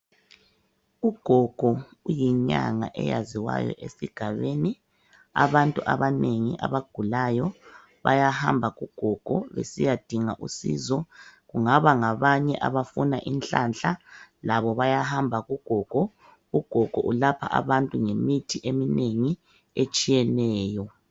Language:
North Ndebele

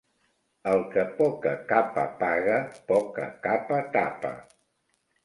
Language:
Catalan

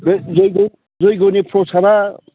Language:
Bodo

